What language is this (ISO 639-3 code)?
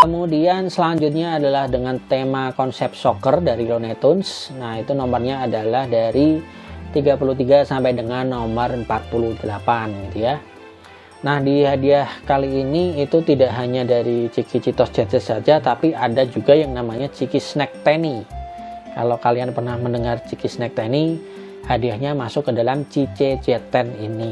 ind